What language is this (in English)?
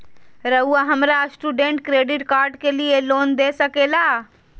Magahi